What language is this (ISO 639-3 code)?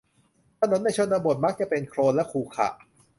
tha